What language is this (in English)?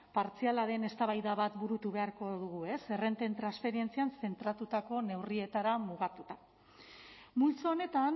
Basque